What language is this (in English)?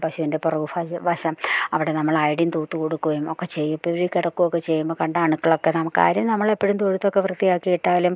Malayalam